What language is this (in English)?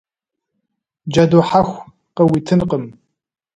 Kabardian